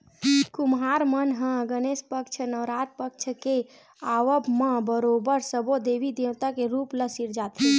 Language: Chhattisgarhi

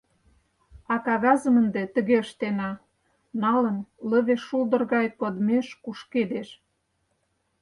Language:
Mari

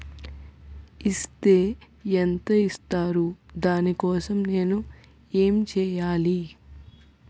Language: Telugu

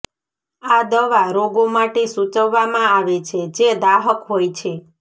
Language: Gujarati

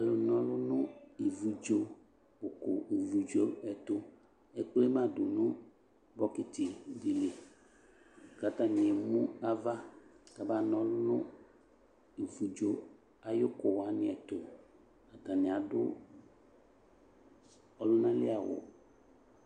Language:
Ikposo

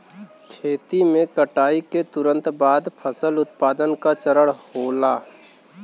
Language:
Bhojpuri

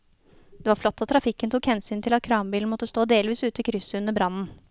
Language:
Norwegian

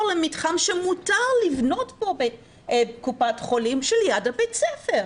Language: Hebrew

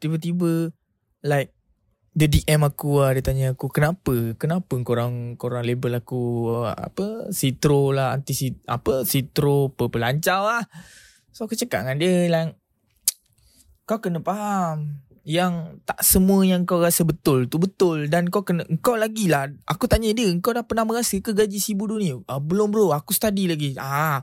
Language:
Malay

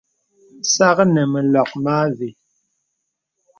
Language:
Bebele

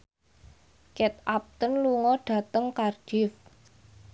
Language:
Javanese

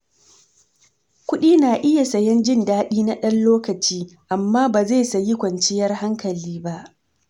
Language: Hausa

